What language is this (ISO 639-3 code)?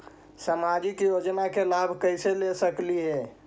mag